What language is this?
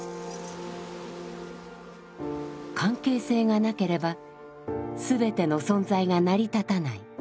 Japanese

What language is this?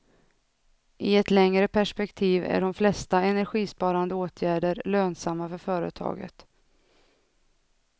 Swedish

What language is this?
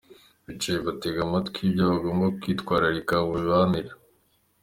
Kinyarwanda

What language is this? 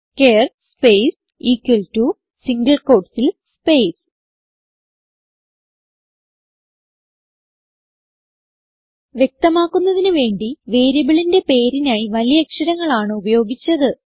Malayalam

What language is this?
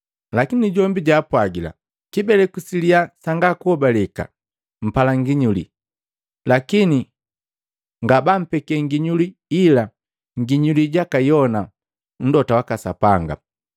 Matengo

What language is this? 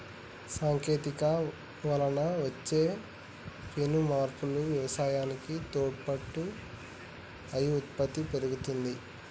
Telugu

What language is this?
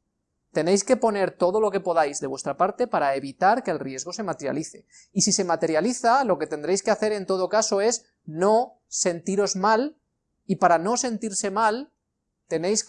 Spanish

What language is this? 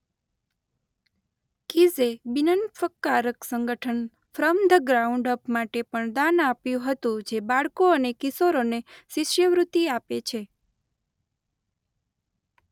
Gujarati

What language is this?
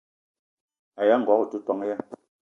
Eton (Cameroon)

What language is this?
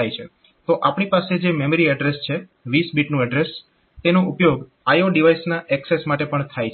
Gujarati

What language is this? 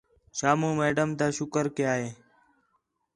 Khetrani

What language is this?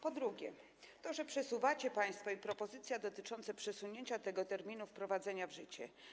Polish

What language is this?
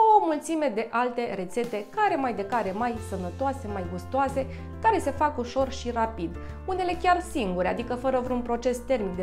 Romanian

